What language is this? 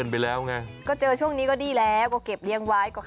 Thai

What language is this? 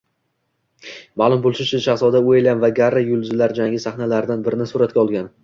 Uzbek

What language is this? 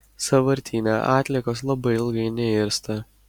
Lithuanian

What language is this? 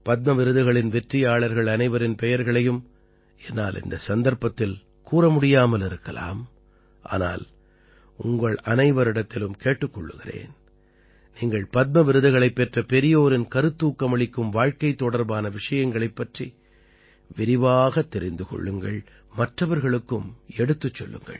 Tamil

